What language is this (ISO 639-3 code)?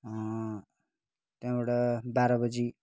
nep